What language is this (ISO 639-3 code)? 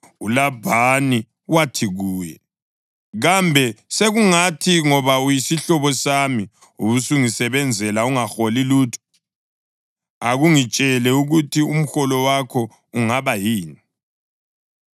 nde